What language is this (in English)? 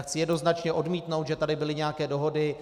Czech